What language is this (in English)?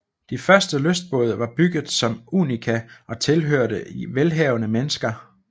Danish